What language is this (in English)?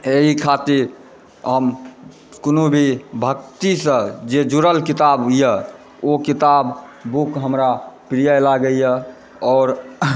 Maithili